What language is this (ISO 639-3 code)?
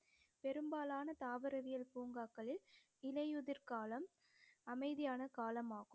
tam